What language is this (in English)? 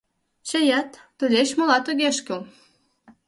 Mari